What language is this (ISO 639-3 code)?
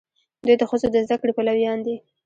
pus